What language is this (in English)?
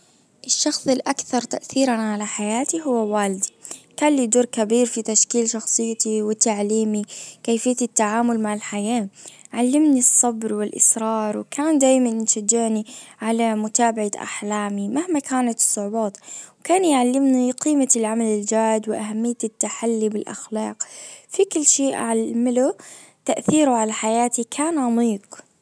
Najdi Arabic